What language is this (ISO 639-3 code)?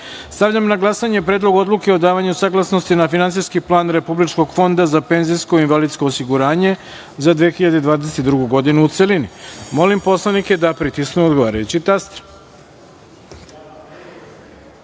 srp